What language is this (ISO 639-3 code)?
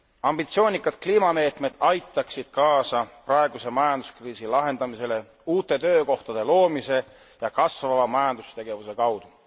est